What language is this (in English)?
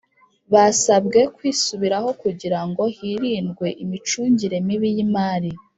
Kinyarwanda